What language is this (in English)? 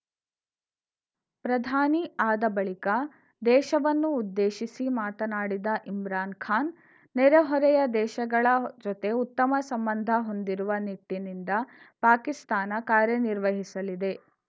Kannada